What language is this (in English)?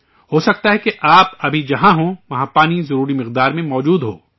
Urdu